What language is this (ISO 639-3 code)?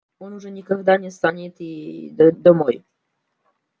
rus